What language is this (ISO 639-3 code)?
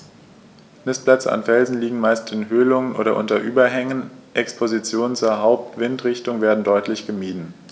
deu